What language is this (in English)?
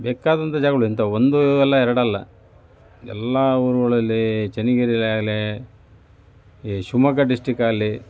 Kannada